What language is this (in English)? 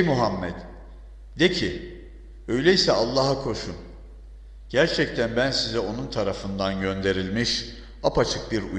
Turkish